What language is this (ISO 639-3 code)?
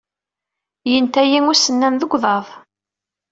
kab